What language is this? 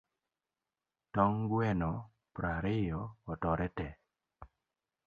Luo (Kenya and Tanzania)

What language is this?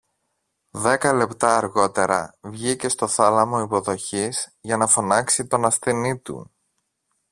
Greek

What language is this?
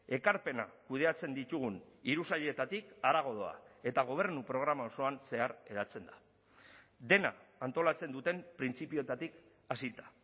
Basque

